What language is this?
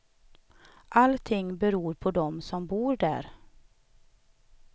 Swedish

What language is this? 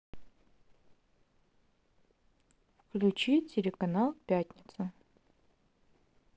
Russian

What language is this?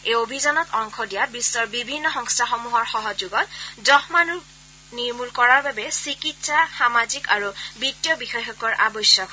Assamese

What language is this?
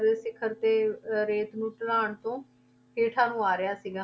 Punjabi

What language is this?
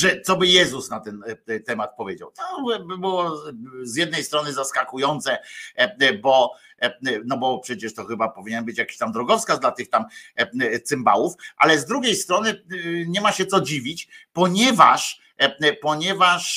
Polish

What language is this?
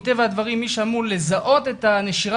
Hebrew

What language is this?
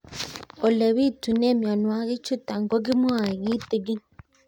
Kalenjin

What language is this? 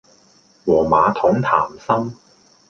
Cantonese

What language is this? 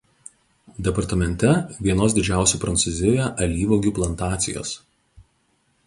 Lithuanian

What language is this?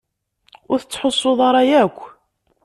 Kabyle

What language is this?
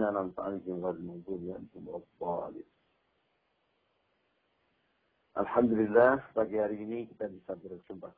Indonesian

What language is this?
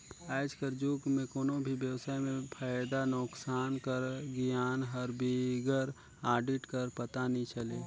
Chhattisgarhi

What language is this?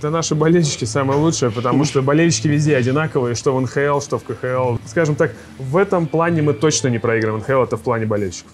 Russian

